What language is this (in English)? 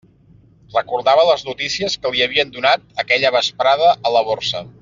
Catalan